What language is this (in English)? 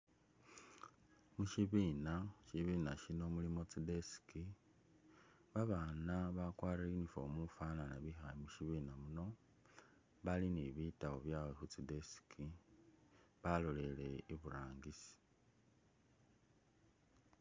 Masaaba